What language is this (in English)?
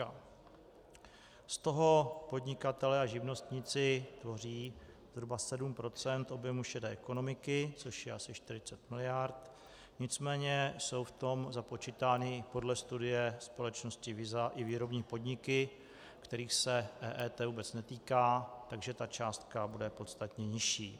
Czech